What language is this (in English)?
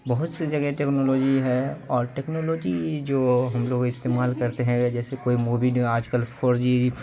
Urdu